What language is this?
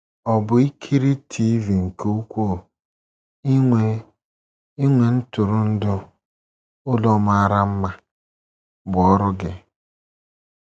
Igbo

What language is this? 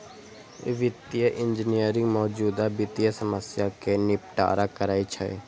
Maithili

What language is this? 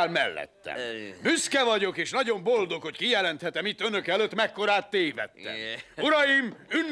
Hungarian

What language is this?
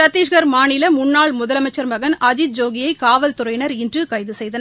Tamil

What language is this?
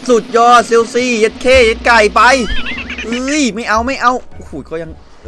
Thai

